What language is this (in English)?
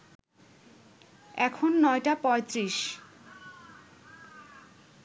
Bangla